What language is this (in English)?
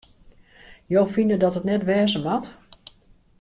Western Frisian